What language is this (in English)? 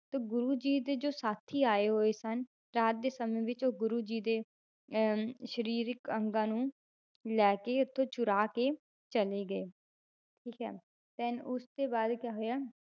Punjabi